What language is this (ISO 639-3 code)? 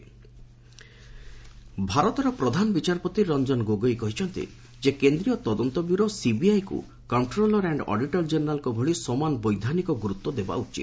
ori